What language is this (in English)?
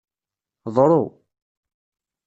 Kabyle